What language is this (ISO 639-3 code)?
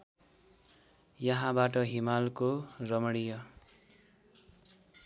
nep